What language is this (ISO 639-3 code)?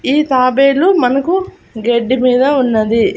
tel